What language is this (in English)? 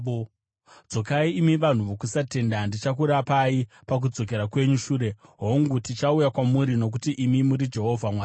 Shona